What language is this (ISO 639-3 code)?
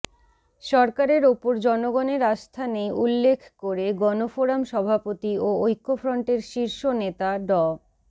ben